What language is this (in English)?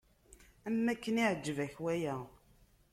Kabyle